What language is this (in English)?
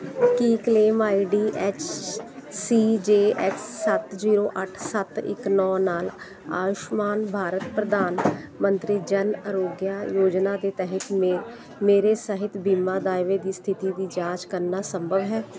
Punjabi